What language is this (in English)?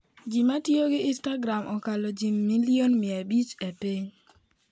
Luo (Kenya and Tanzania)